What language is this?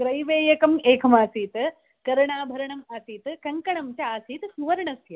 Sanskrit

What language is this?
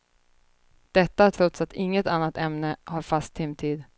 Swedish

